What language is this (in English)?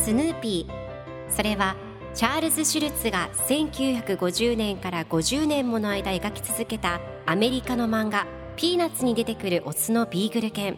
Japanese